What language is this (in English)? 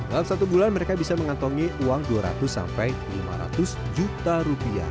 Indonesian